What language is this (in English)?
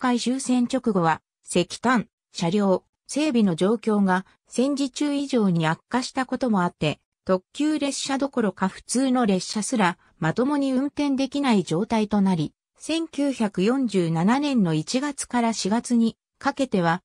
Japanese